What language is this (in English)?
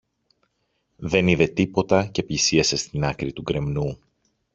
Greek